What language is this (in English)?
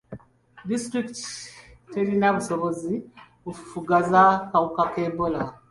Ganda